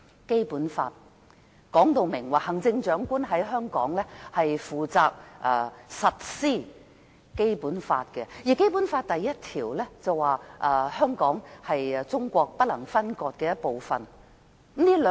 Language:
Cantonese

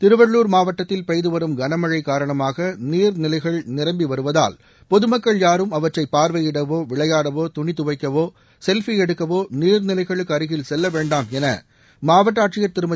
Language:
Tamil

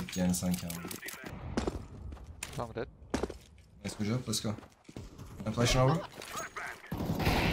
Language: Turkish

